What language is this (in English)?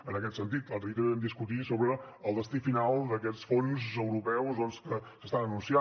Catalan